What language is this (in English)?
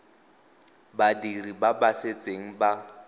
Tswana